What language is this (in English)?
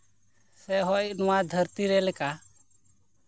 Santali